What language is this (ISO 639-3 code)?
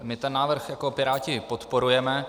ces